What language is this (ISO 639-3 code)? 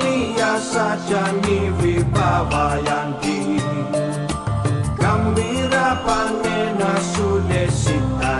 ind